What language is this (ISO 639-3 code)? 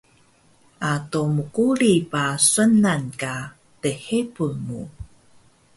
trv